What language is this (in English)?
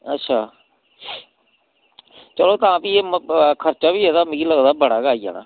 Dogri